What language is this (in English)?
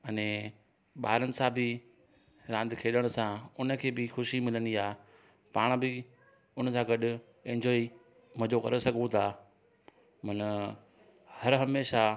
Sindhi